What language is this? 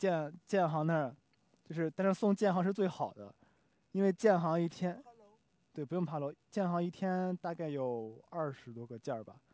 Chinese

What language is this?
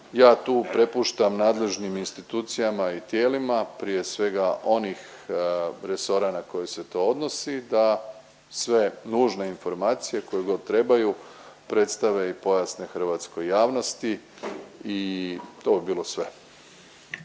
Croatian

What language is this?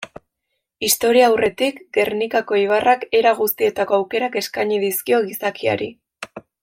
Basque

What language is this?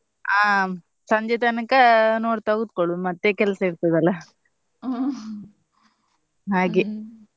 Kannada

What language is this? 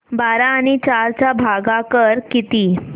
Marathi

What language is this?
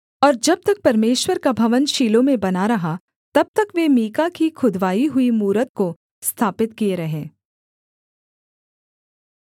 Hindi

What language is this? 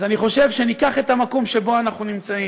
Hebrew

